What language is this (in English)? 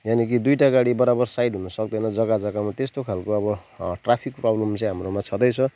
Nepali